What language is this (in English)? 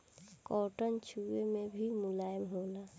Bhojpuri